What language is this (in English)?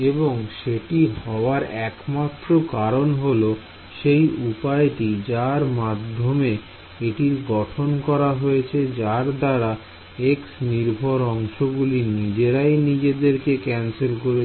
Bangla